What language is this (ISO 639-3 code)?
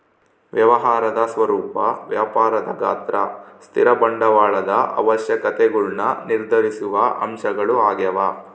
kan